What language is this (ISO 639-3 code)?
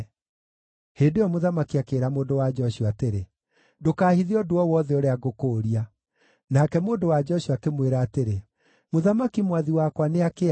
kik